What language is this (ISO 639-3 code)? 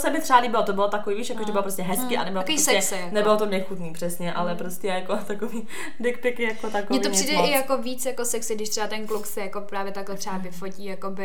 ces